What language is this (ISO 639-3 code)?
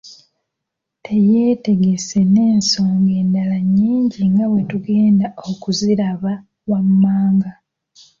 lug